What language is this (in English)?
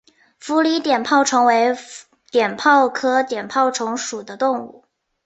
Chinese